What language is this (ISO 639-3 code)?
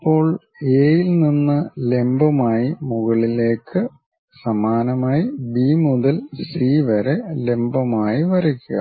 mal